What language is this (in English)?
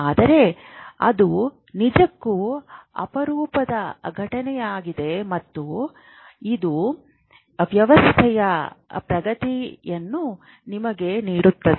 Kannada